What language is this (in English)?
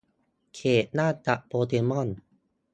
Thai